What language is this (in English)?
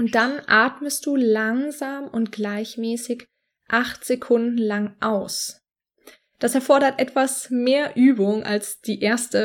German